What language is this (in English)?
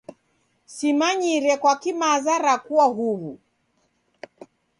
Taita